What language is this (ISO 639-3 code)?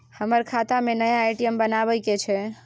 mai